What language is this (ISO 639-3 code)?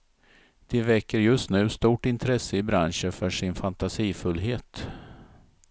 swe